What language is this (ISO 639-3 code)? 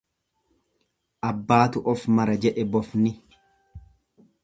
orm